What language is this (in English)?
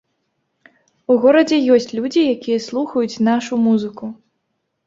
Belarusian